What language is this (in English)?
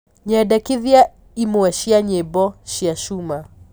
Kikuyu